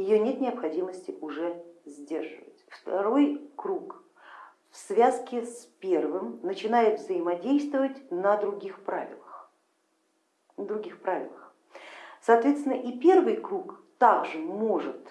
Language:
Russian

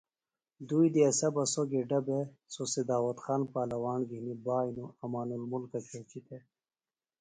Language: Phalura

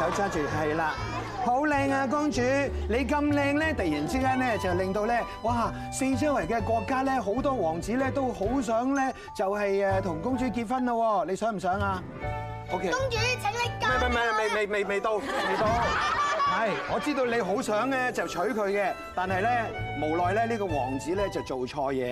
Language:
Chinese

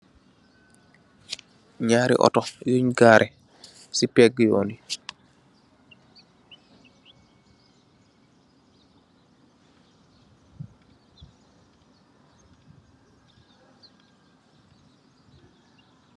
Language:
Wolof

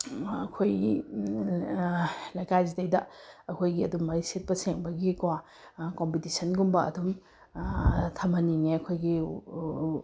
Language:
Manipuri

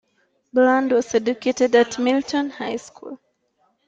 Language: English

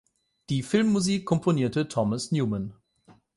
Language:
German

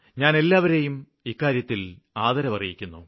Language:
Malayalam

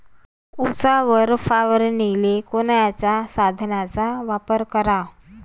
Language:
Marathi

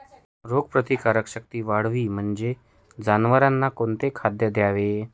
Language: Marathi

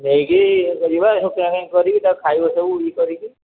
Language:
Odia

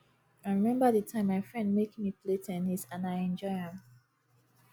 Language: Nigerian Pidgin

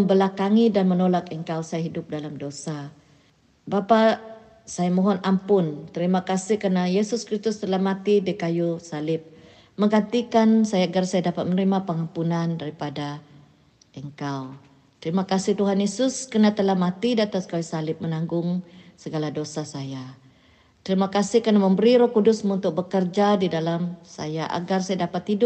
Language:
Malay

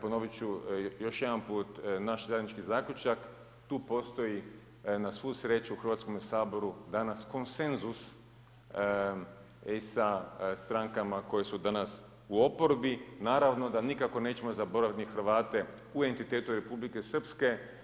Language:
Croatian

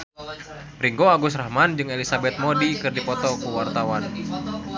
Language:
Sundanese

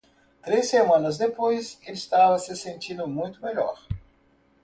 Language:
Portuguese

